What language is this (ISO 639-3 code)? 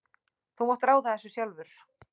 isl